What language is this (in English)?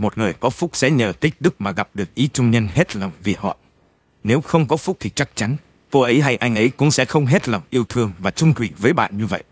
Vietnamese